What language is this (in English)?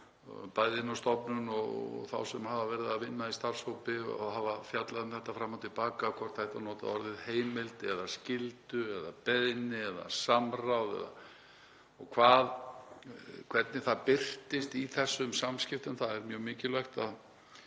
Icelandic